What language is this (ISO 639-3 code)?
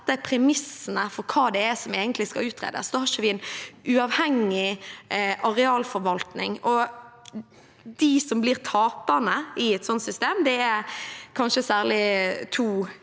nor